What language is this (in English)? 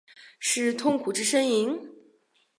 Chinese